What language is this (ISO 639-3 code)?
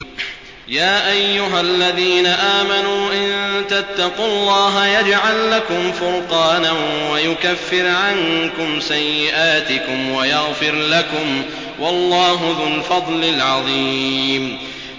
ara